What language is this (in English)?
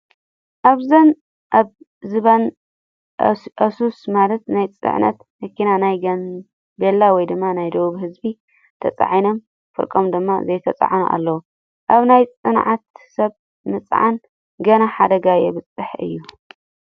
Tigrinya